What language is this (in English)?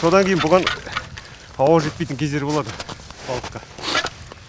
Kazakh